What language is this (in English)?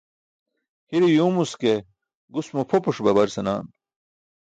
Burushaski